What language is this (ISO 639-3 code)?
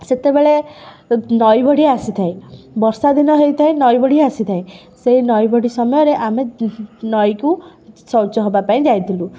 ori